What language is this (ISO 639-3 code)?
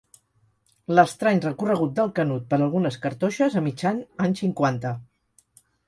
cat